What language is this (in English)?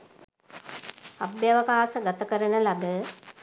Sinhala